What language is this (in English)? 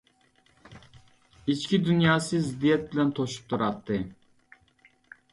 Uyghur